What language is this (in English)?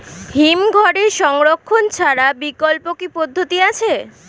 Bangla